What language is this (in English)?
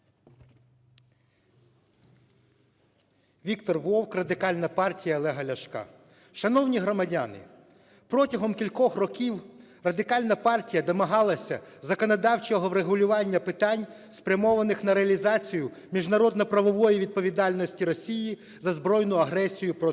Ukrainian